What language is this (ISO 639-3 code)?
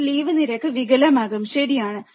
mal